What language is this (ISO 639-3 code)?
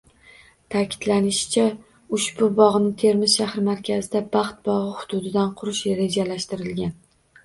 uzb